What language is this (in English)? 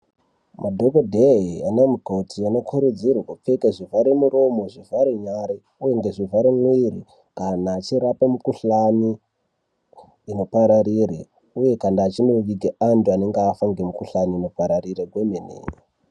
Ndau